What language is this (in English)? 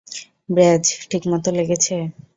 Bangla